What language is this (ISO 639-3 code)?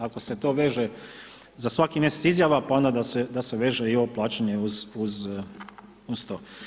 hrv